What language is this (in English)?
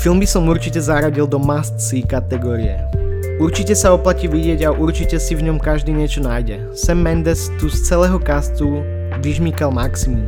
Slovak